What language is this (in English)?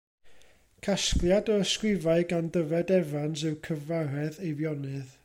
Welsh